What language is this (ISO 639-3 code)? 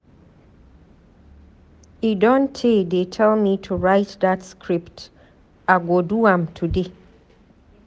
pcm